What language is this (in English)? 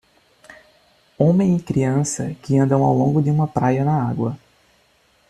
Portuguese